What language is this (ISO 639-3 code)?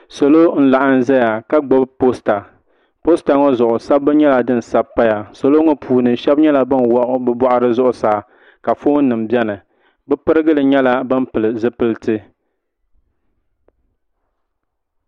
dag